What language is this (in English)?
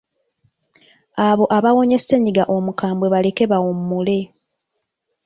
Ganda